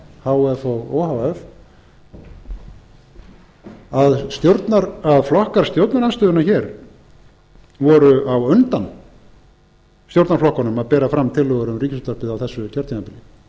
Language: Icelandic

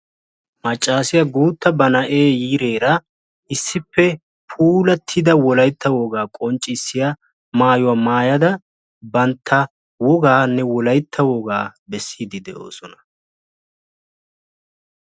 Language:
Wolaytta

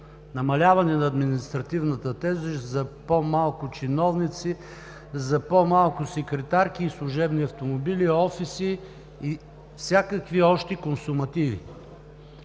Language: Bulgarian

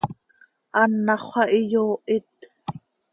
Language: Seri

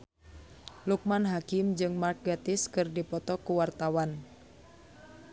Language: Sundanese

